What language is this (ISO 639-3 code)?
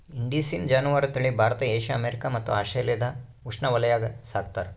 kan